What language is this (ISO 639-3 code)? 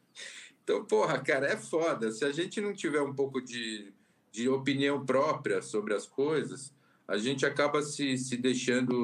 por